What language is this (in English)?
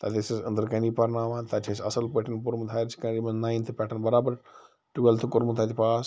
Kashmiri